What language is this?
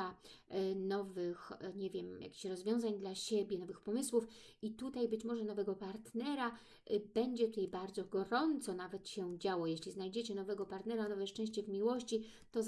Polish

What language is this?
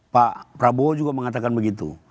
Indonesian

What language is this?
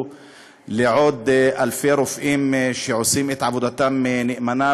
Hebrew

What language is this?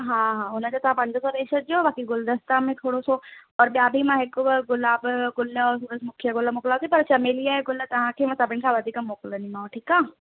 Sindhi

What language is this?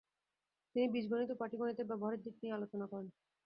Bangla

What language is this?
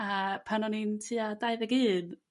Welsh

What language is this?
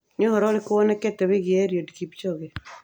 Kikuyu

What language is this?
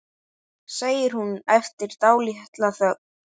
Icelandic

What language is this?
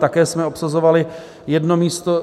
Czech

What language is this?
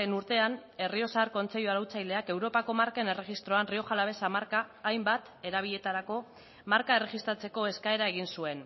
Basque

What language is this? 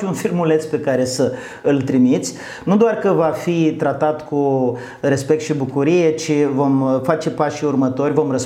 Romanian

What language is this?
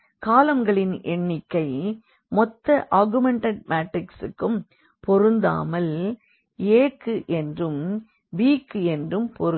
Tamil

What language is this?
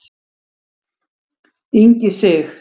Icelandic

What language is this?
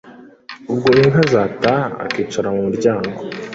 Kinyarwanda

